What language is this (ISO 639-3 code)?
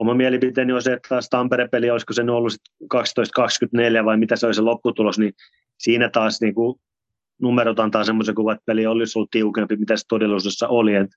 fin